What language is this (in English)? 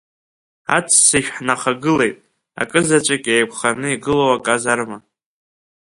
Abkhazian